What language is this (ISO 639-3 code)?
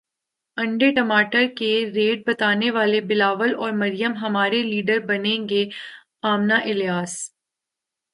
urd